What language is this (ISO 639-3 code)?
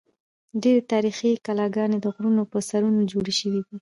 pus